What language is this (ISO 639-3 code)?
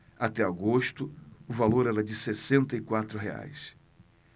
por